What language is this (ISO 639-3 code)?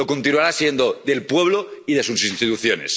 spa